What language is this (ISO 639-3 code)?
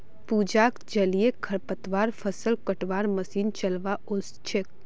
mag